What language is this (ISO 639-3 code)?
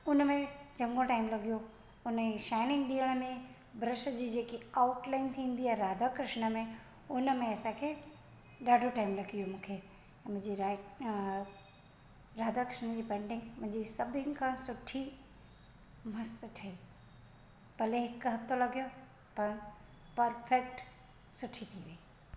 snd